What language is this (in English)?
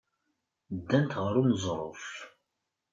Kabyle